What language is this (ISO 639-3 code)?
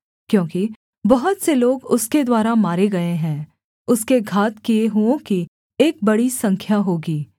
hin